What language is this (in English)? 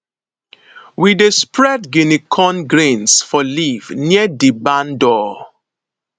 Nigerian Pidgin